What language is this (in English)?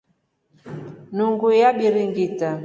Rombo